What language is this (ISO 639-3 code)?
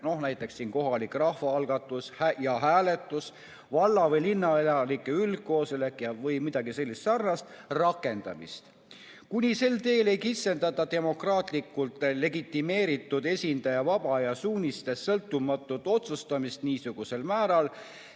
est